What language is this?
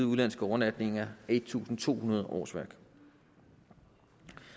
Danish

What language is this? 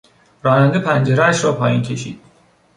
Persian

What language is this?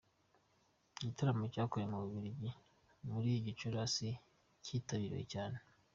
Kinyarwanda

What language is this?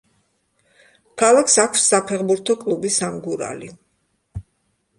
Georgian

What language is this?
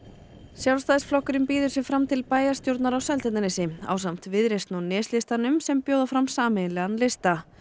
Icelandic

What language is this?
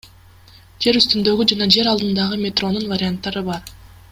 Kyrgyz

